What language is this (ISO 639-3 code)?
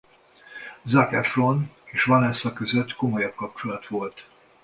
hun